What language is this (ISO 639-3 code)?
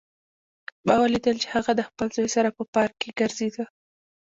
pus